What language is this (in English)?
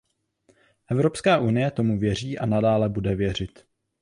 Czech